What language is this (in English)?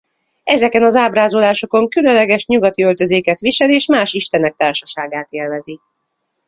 Hungarian